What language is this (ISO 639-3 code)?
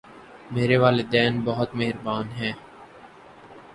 urd